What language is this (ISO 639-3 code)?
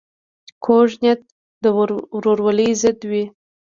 pus